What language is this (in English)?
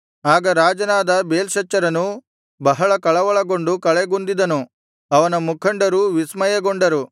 Kannada